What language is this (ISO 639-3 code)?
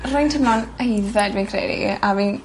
cym